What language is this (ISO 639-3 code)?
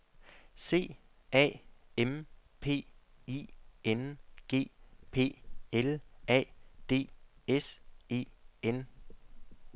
dan